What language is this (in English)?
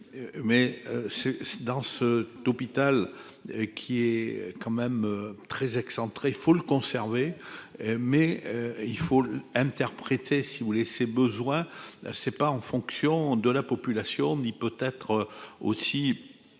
French